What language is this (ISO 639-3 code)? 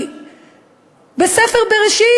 heb